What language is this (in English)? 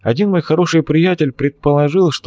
Russian